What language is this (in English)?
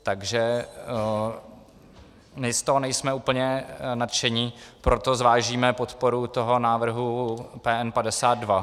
Czech